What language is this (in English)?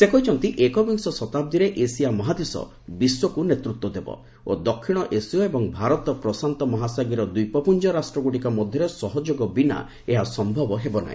Odia